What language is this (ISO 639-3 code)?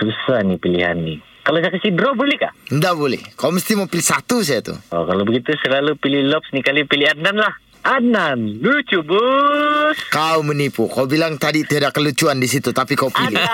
msa